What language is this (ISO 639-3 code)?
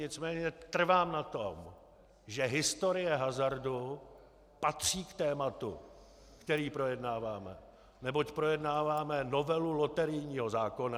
ces